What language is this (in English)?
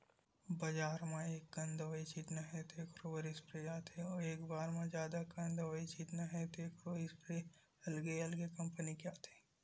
Chhattisgarhi